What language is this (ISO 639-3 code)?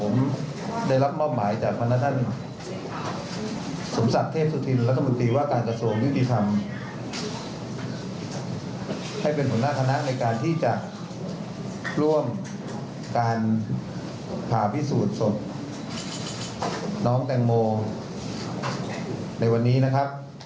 tha